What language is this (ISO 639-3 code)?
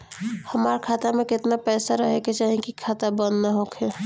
bho